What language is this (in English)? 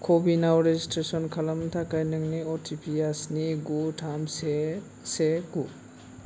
Bodo